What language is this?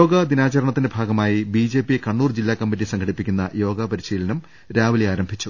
Malayalam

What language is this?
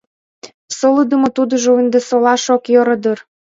Mari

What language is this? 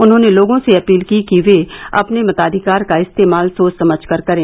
Hindi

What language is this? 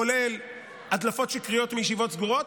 Hebrew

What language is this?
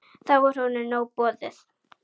Icelandic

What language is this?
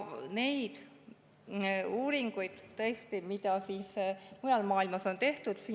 Estonian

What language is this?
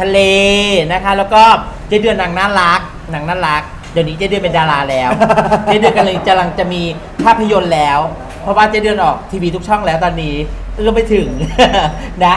Thai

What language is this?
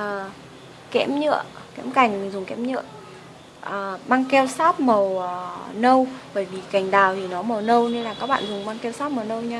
Vietnamese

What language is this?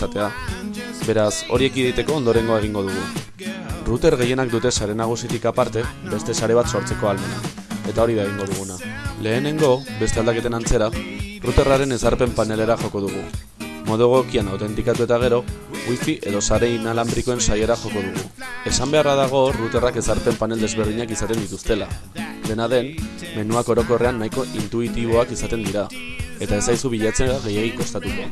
Basque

